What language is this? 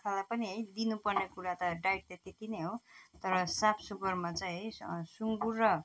Nepali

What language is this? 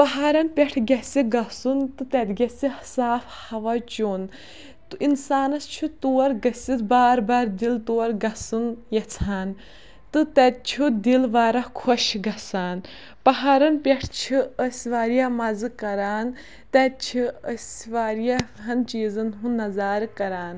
Kashmiri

